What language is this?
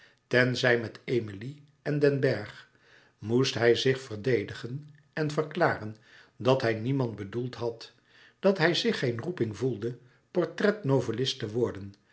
Dutch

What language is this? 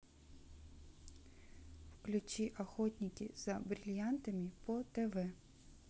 Russian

